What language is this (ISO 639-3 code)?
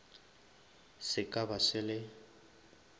nso